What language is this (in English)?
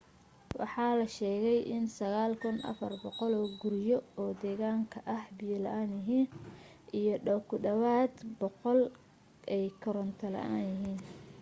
Somali